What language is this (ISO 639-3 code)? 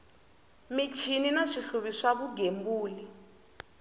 tso